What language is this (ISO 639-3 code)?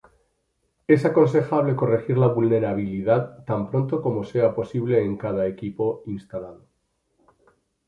spa